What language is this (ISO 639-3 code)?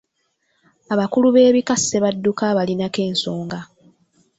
lug